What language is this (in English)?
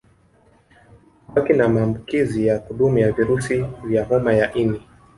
Swahili